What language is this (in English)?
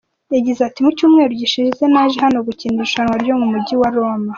Kinyarwanda